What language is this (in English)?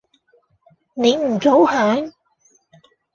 Cantonese